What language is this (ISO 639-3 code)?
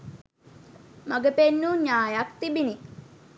sin